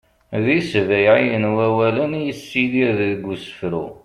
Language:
Kabyle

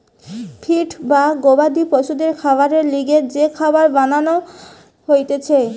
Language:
Bangla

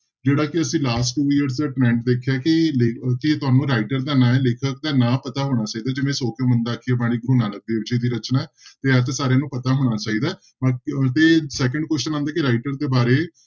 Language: Punjabi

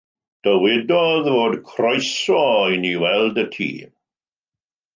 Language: Welsh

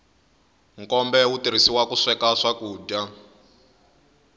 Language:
Tsonga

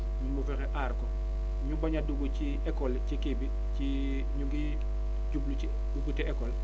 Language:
Wolof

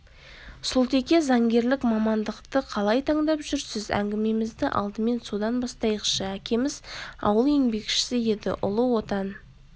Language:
Kazakh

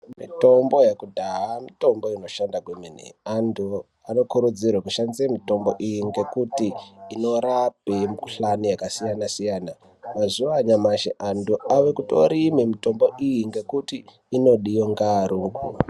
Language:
Ndau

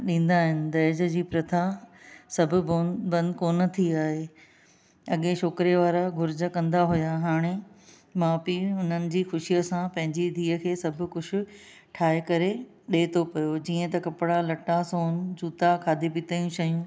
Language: Sindhi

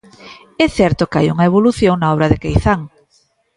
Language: Galician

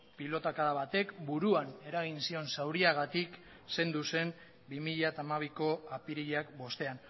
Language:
Basque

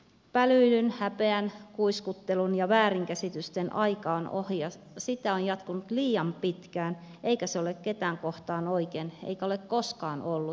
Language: Finnish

